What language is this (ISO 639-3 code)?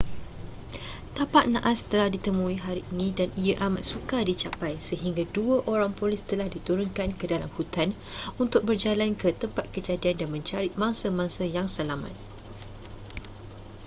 msa